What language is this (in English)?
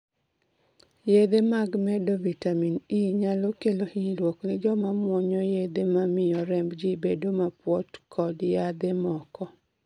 Luo (Kenya and Tanzania)